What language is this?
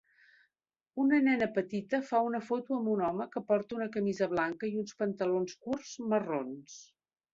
Catalan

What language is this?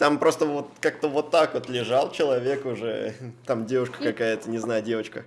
Russian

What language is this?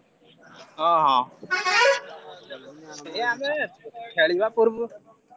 Odia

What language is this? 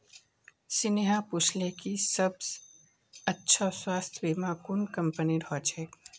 Magahi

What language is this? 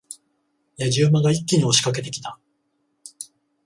Japanese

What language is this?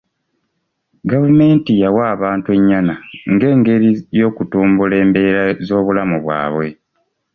Ganda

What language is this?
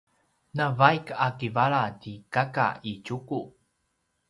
Paiwan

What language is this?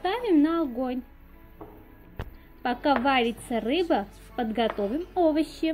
Russian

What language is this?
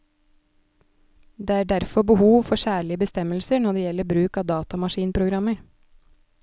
Norwegian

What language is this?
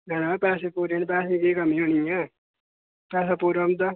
Dogri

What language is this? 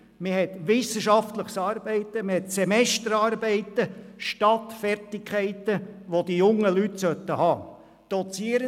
Swiss German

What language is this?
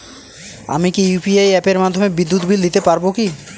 Bangla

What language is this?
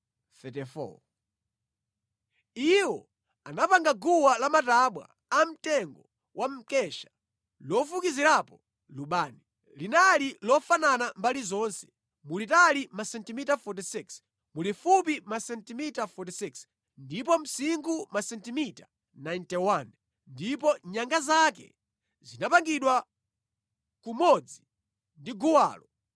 Nyanja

